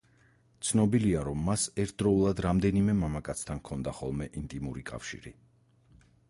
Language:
Georgian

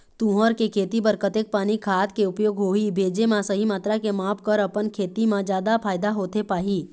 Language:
Chhattisgarhi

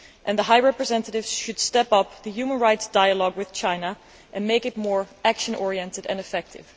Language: English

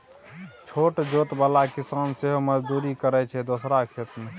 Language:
Maithili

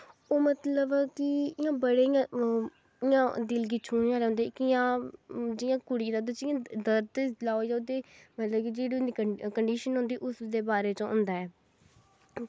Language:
Dogri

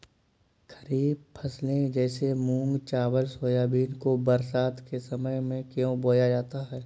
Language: Hindi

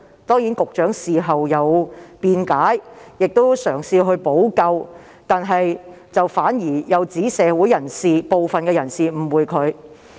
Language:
Cantonese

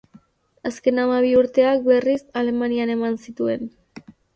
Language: Basque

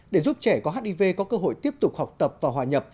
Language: Vietnamese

